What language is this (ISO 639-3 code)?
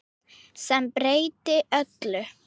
isl